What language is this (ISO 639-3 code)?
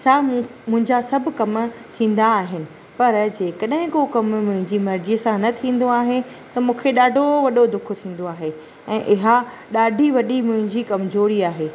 snd